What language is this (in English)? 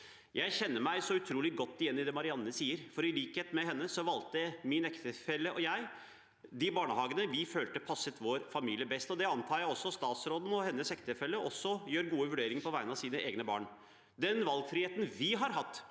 Norwegian